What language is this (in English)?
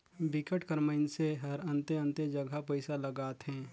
Chhattisgarhi